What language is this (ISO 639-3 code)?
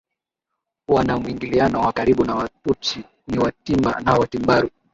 swa